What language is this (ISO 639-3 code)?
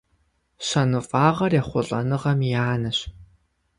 kbd